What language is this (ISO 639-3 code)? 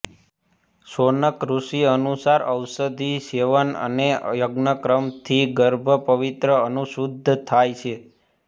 guj